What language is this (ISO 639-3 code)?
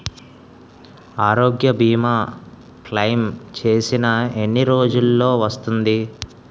tel